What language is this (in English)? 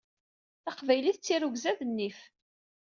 Kabyle